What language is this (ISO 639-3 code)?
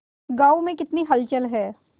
hin